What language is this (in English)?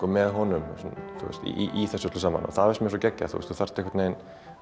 Icelandic